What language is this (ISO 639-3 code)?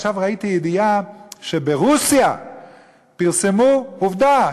heb